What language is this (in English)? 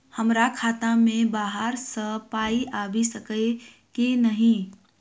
Maithili